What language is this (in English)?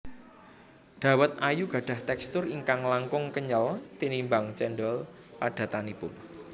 Javanese